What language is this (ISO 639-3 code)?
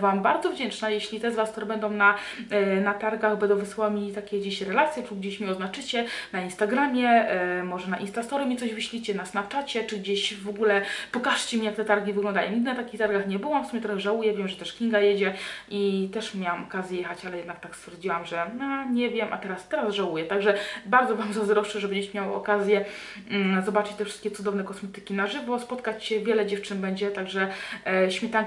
pol